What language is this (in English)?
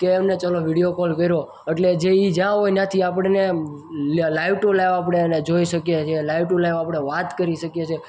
Gujarati